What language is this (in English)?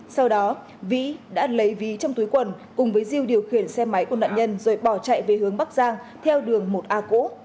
Vietnamese